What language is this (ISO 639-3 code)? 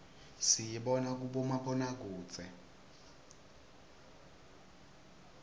ssw